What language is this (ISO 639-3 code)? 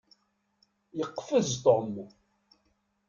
kab